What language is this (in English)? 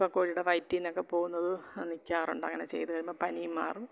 Malayalam